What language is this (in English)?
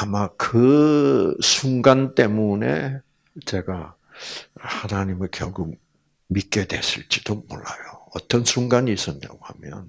Korean